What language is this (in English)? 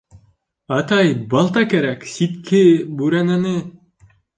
Bashkir